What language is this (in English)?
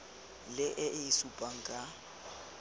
Tswana